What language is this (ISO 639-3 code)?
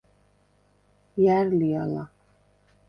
sva